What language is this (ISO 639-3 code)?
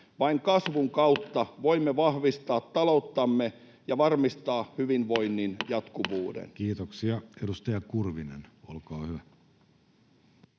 fin